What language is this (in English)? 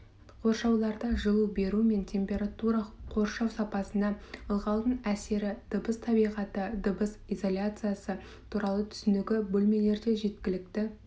Kazakh